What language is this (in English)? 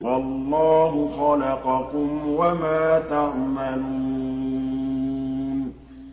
Arabic